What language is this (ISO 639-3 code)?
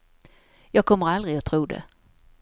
swe